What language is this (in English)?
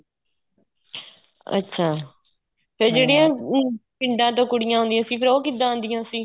Punjabi